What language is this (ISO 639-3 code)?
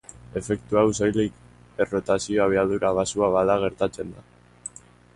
eus